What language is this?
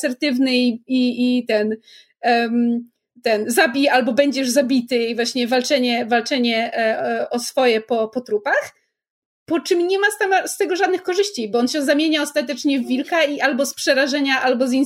Polish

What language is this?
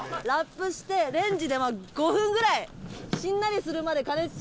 Japanese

